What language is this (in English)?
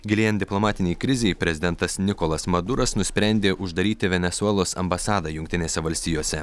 Lithuanian